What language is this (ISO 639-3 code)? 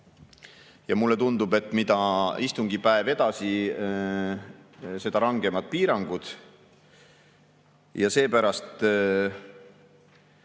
est